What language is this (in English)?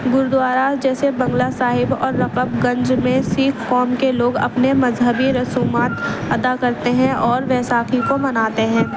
Urdu